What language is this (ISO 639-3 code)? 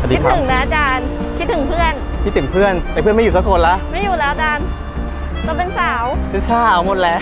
tha